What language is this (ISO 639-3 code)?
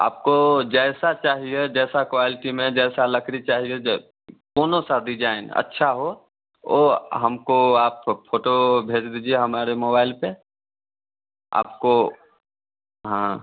hin